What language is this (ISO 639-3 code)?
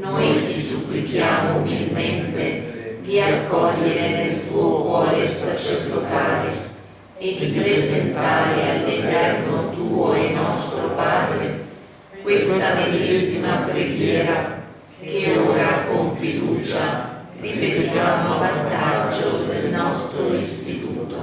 ita